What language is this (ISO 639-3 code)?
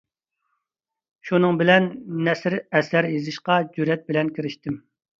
uig